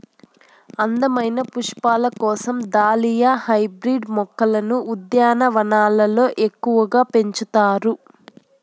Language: Telugu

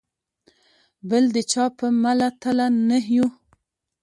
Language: Pashto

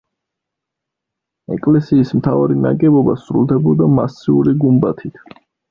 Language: Georgian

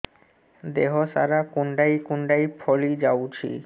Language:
Odia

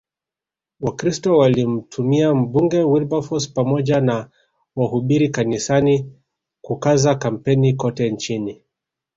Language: Swahili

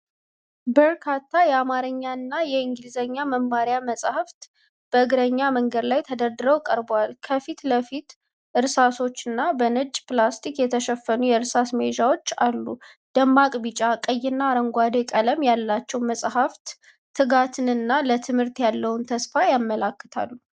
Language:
Amharic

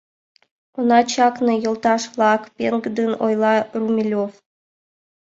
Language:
Mari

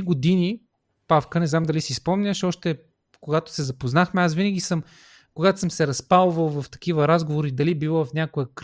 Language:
Bulgarian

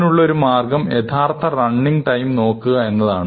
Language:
Malayalam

